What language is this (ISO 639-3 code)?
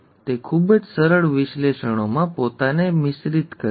guj